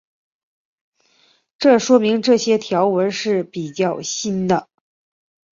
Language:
Chinese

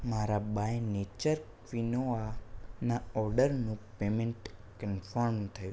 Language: Gujarati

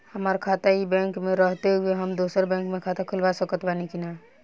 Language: Bhojpuri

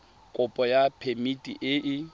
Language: Tswana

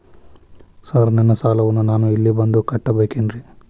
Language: Kannada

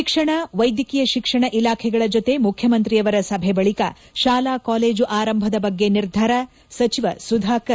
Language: Kannada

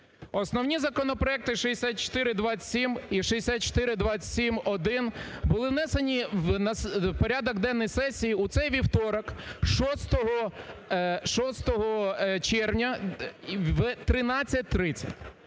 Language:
Ukrainian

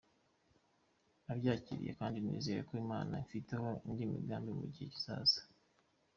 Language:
Kinyarwanda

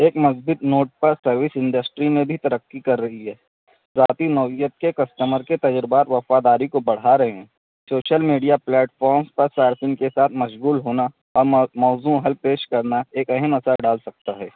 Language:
Urdu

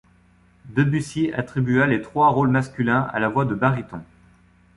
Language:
French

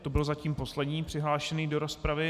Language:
Czech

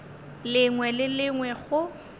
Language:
Northern Sotho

